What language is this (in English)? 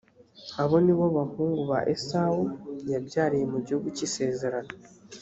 Kinyarwanda